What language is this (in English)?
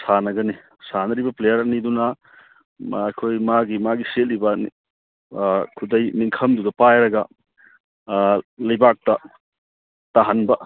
Manipuri